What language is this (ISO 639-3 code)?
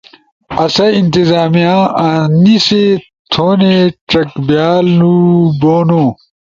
ush